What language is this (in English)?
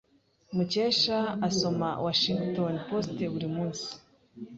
Kinyarwanda